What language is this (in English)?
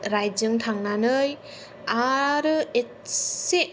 Bodo